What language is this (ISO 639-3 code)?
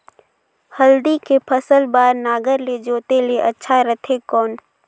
hne